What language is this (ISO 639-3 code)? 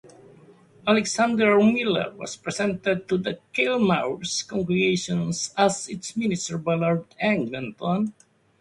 eng